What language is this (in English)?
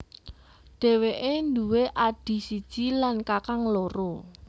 Javanese